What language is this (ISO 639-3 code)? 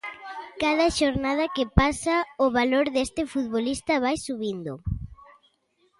glg